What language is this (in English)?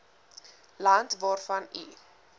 Afrikaans